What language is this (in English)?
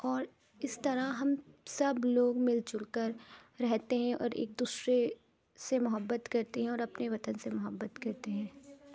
Urdu